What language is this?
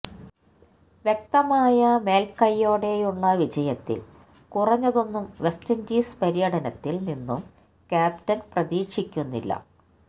Malayalam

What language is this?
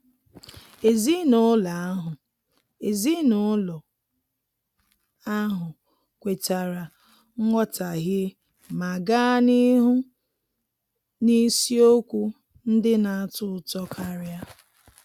Igbo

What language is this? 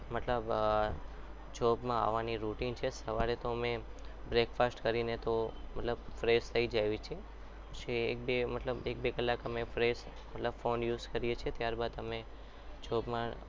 Gujarati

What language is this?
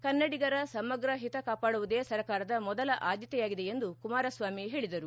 Kannada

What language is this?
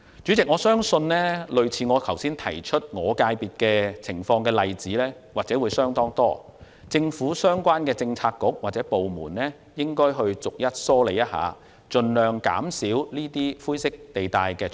Cantonese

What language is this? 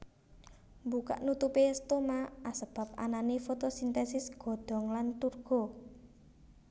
Javanese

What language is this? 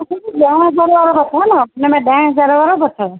Sindhi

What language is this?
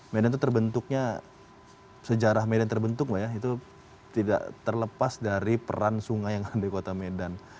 Indonesian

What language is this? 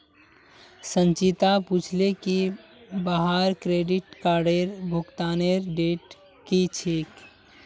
Magahi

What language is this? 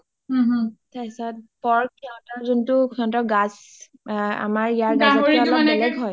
Assamese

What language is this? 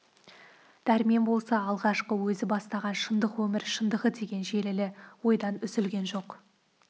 Kazakh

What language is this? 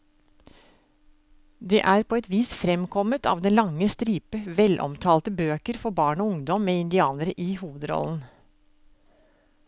Norwegian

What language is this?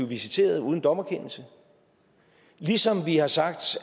Danish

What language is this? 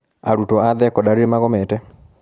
Kikuyu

